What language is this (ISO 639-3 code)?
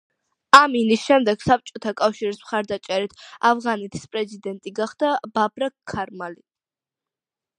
kat